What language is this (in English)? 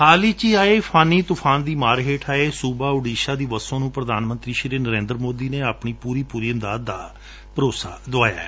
Punjabi